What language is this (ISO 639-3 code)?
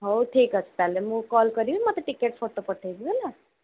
ori